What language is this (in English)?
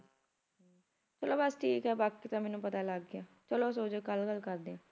Punjabi